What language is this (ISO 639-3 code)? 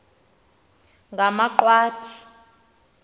xho